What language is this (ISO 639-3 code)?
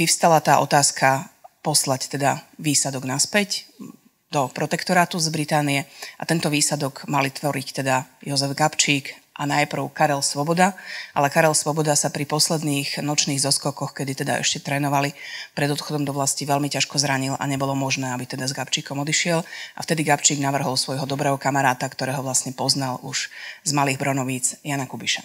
slk